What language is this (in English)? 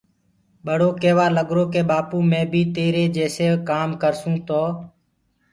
Gurgula